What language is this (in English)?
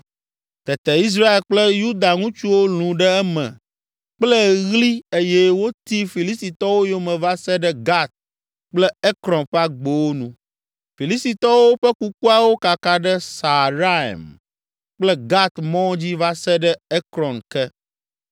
Ewe